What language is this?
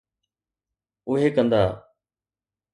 Sindhi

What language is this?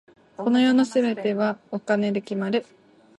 Japanese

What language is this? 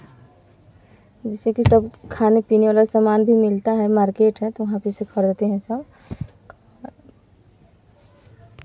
Hindi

